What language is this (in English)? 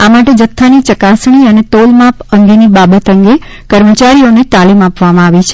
Gujarati